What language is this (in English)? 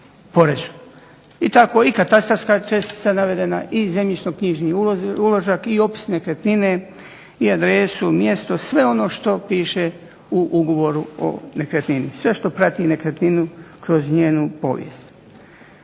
Croatian